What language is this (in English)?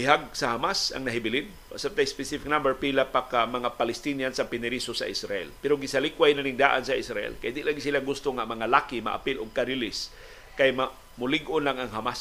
Filipino